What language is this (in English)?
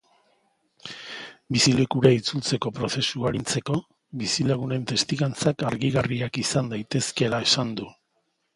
Basque